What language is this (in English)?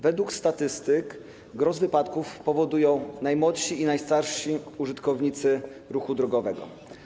Polish